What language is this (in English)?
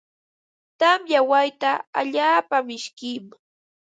Ambo-Pasco Quechua